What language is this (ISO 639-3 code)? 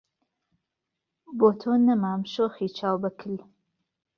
ckb